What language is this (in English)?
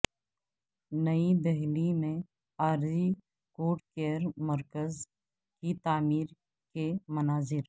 Urdu